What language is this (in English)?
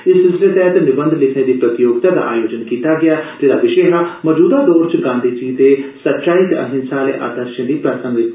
Dogri